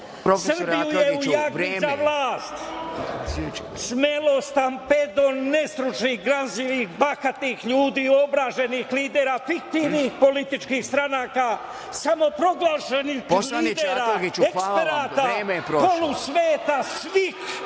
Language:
Serbian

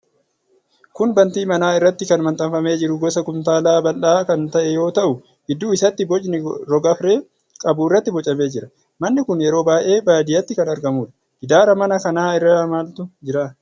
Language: Oromo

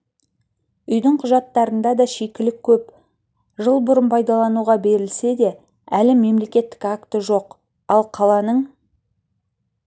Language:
Kazakh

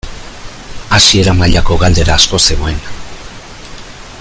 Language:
Basque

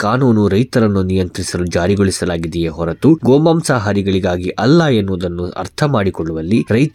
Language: Kannada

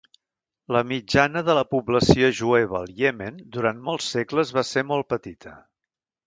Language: Catalan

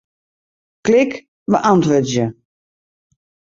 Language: Western Frisian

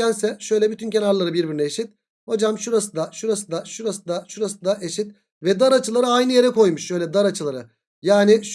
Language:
Turkish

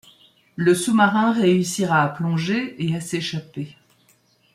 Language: French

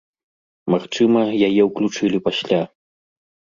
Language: Belarusian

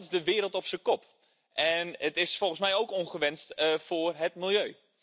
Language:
Dutch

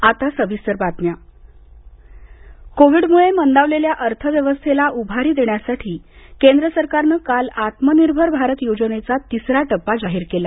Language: Marathi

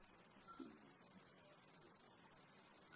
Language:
Kannada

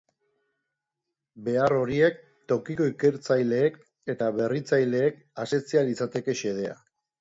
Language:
Basque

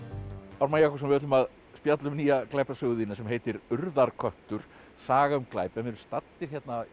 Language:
Icelandic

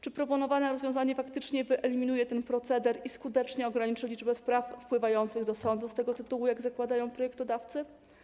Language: Polish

